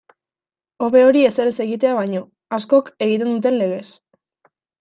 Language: Basque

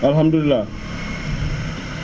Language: Wolof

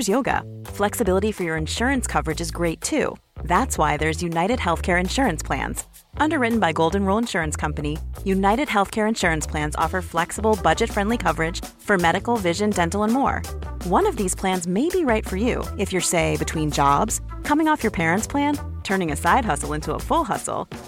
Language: Swedish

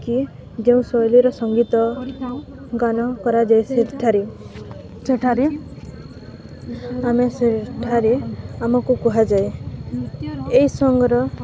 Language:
Odia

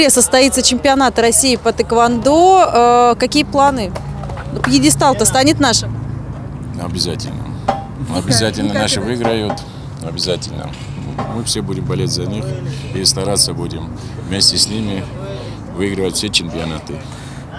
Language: Russian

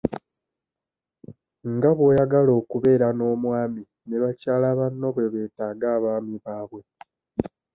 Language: Ganda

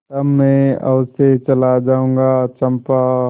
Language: Hindi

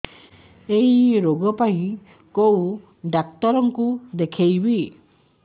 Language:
Odia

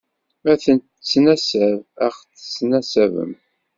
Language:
Kabyle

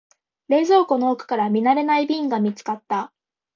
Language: Japanese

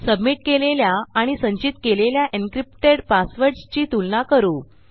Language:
Marathi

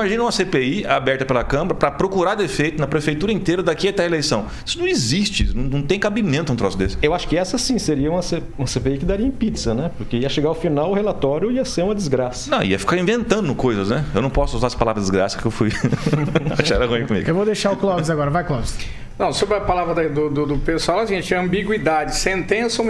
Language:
Portuguese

